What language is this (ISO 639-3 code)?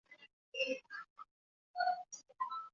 zho